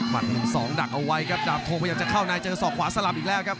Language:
Thai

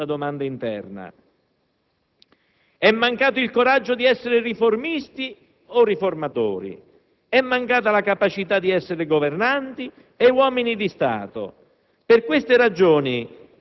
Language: Italian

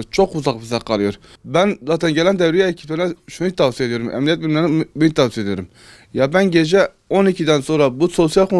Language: Turkish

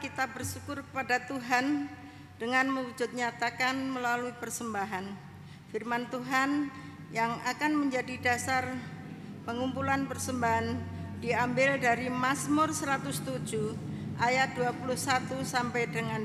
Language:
Indonesian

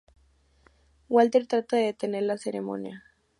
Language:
Spanish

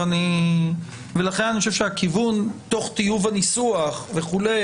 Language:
Hebrew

